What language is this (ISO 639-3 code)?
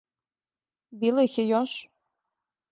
srp